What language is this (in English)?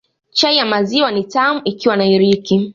Swahili